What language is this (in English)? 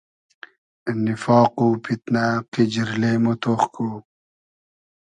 Hazaragi